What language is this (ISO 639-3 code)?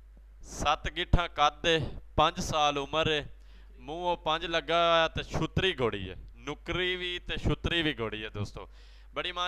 pan